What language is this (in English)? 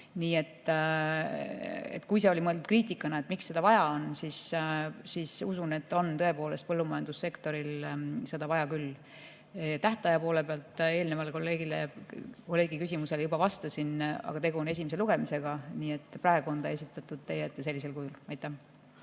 Estonian